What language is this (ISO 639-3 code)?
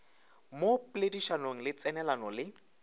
nso